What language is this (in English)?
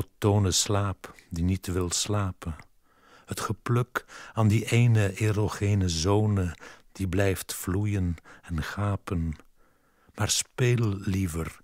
Dutch